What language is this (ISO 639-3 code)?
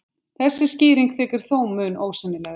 isl